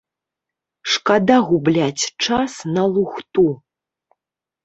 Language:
Belarusian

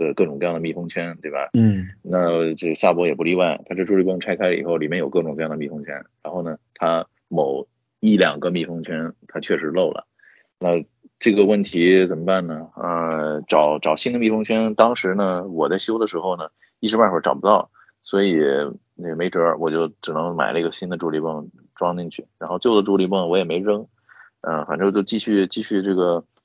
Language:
Chinese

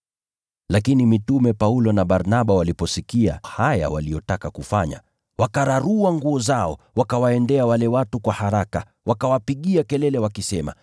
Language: Swahili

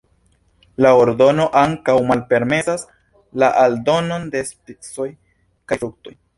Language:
Esperanto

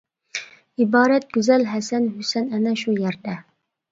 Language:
Uyghur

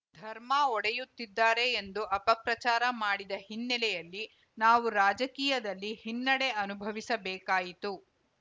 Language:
Kannada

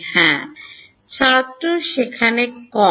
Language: Bangla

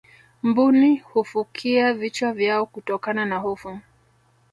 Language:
Swahili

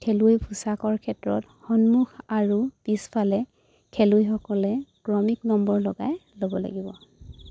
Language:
Assamese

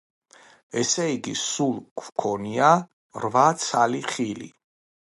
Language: Georgian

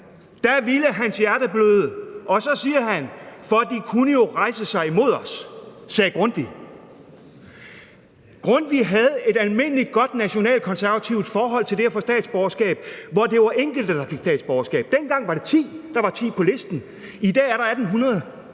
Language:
Danish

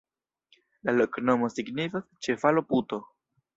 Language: Esperanto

